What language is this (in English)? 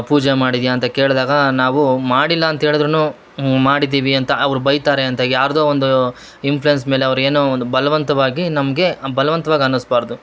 Kannada